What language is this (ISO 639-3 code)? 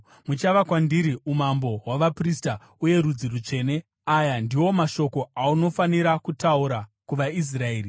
sna